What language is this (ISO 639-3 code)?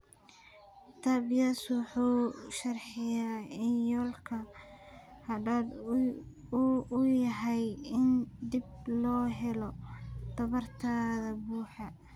som